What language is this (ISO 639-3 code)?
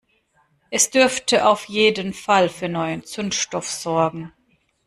deu